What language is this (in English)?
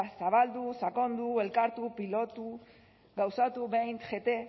Basque